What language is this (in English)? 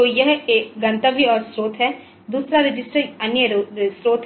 Hindi